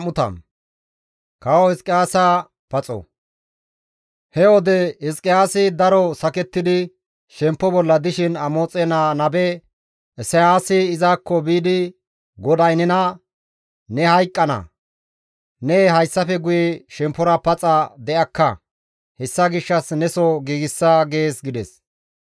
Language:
Gamo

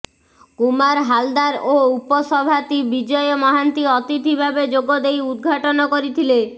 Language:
Odia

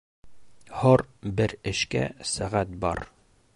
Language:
Bashkir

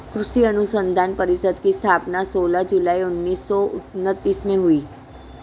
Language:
Hindi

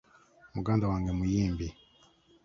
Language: Ganda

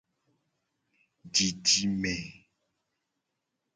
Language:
Gen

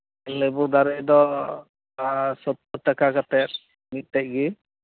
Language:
Santali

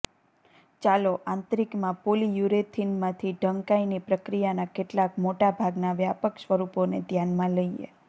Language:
Gujarati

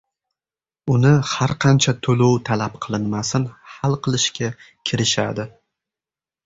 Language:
Uzbek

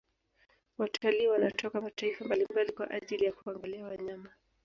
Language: Swahili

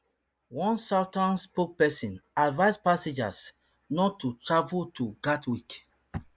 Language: Nigerian Pidgin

